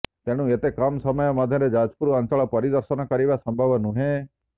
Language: Odia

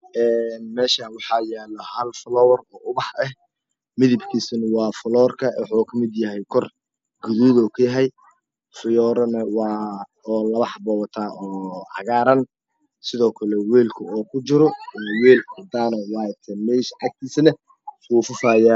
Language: Somali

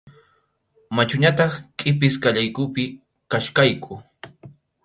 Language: Arequipa-La Unión Quechua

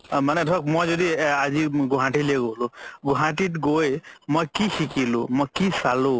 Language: Assamese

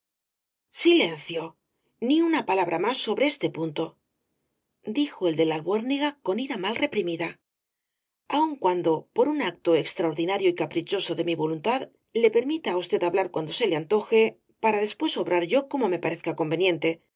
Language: Spanish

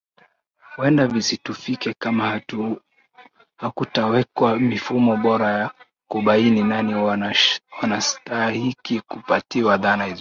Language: Swahili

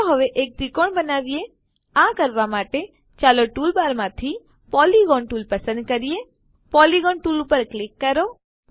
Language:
Gujarati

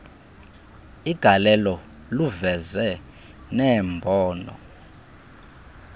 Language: Xhosa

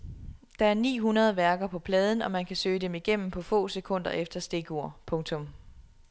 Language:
Danish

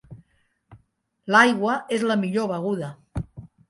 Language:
Catalan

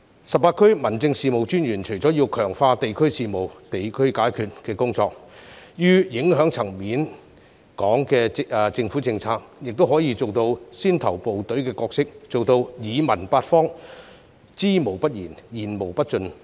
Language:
Cantonese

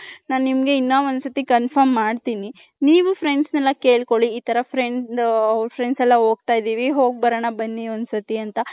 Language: Kannada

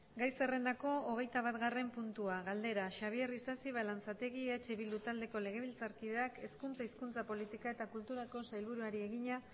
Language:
Basque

